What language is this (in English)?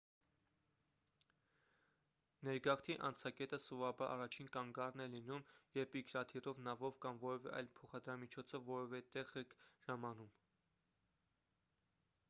Armenian